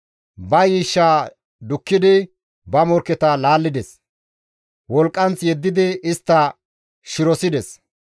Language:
Gamo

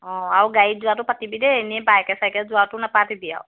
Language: Assamese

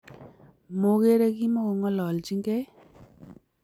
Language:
Kalenjin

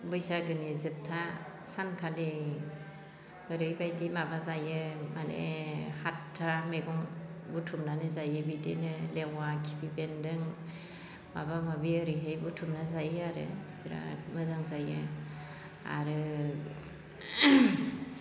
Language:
Bodo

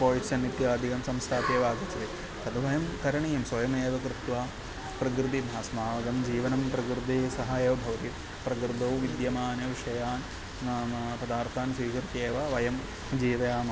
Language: Sanskrit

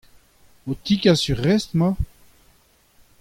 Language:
Breton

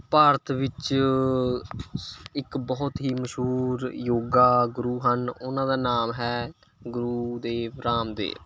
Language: Punjabi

